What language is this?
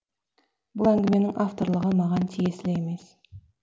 Kazakh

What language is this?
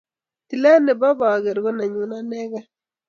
Kalenjin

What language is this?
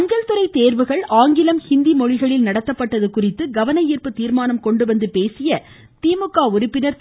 Tamil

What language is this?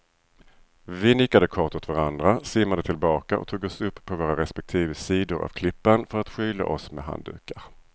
Swedish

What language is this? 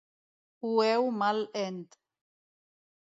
Catalan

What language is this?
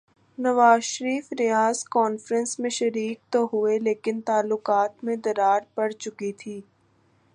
Urdu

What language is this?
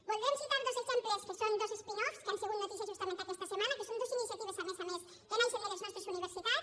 Catalan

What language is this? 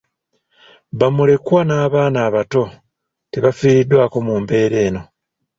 Ganda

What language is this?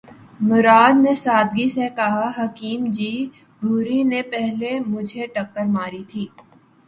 Urdu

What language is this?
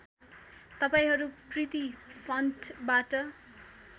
Nepali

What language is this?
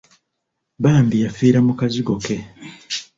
Ganda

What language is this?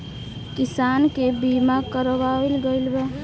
Bhojpuri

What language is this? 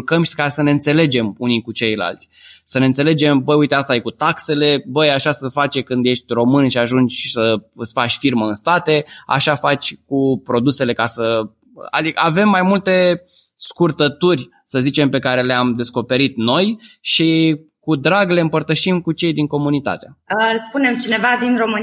Romanian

